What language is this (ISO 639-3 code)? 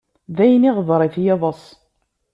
kab